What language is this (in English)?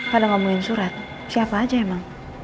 Indonesian